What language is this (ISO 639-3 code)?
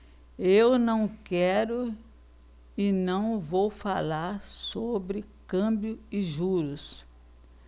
por